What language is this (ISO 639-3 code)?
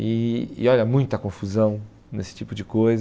por